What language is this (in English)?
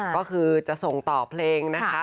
Thai